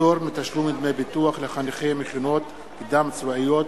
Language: Hebrew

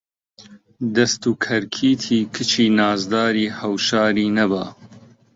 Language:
Central Kurdish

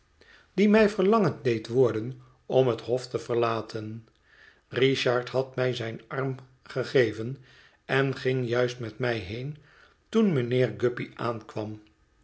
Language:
Dutch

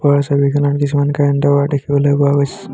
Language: Assamese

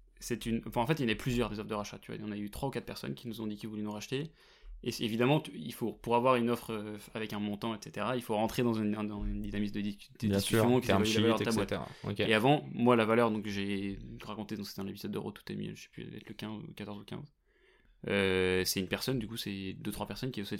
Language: French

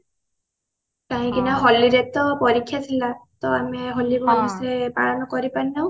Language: Odia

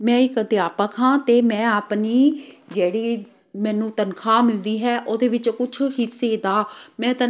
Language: Punjabi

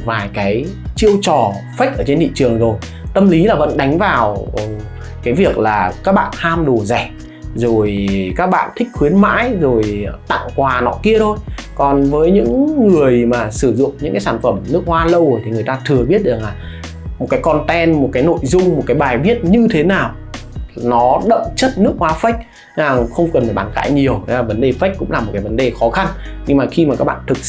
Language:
Vietnamese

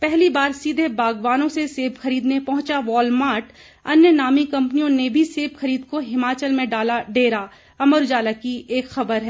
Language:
Hindi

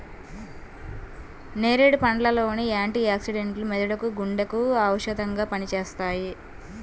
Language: Telugu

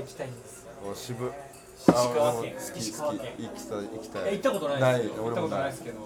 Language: Japanese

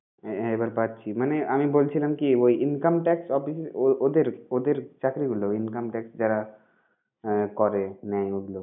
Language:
Bangla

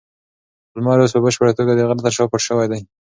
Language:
Pashto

